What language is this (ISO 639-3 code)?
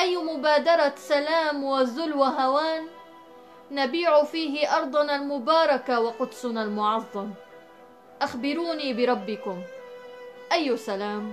ara